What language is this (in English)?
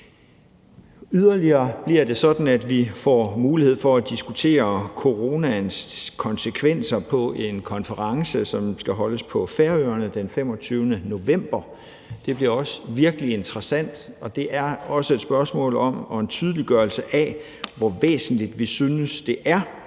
Danish